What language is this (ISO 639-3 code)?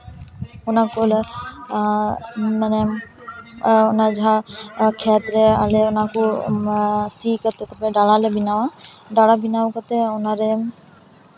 sat